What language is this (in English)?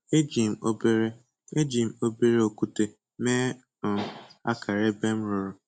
Igbo